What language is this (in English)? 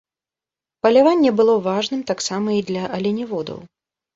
Belarusian